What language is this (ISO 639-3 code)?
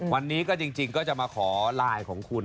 tha